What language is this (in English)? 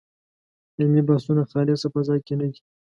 Pashto